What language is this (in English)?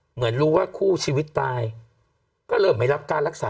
Thai